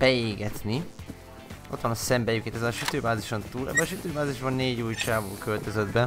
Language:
Hungarian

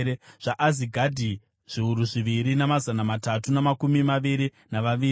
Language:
Shona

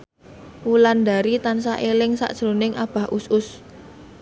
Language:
Javanese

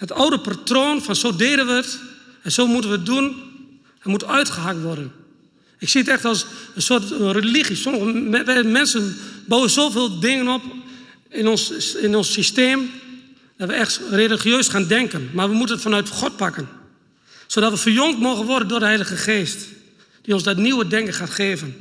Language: Dutch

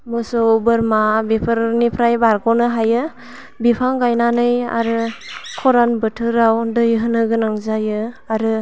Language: Bodo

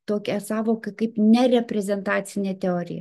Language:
Lithuanian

